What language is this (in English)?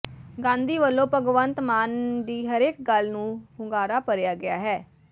Punjabi